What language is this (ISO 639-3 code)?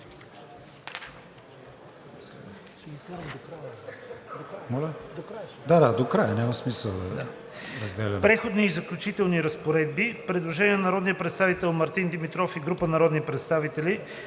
bul